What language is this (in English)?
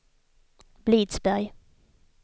Swedish